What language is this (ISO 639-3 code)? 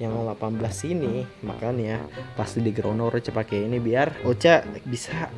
ind